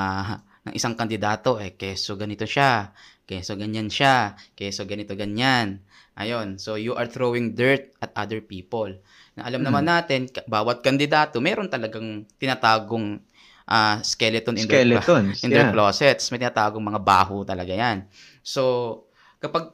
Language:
Filipino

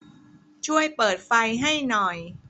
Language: Thai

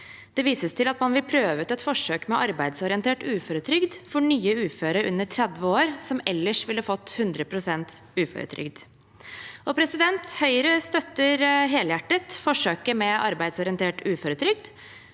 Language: Norwegian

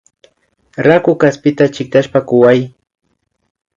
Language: Imbabura Highland Quichua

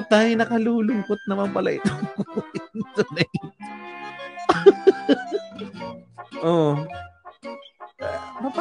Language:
Filipino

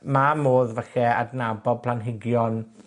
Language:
Welsh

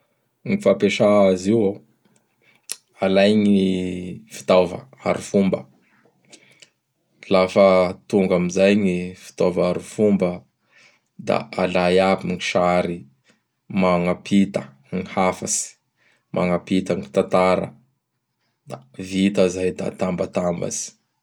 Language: Bara Malagasy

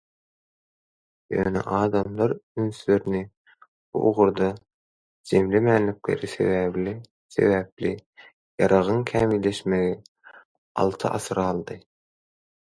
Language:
Turkmen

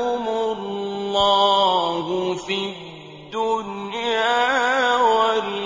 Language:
Arabic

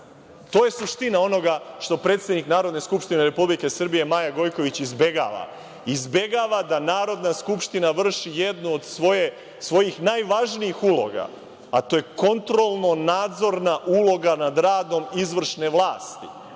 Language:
Serbian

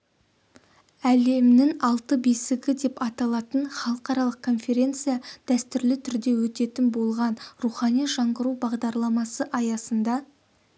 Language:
Kazakh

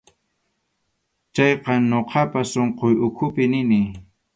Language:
Arequipa-La Unión Quechua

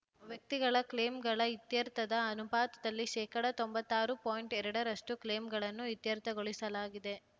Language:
Kannada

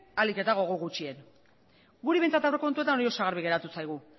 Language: Basque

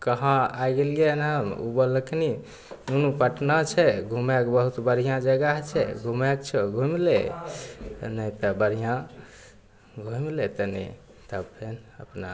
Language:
Maithili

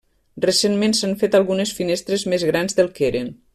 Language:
Catalan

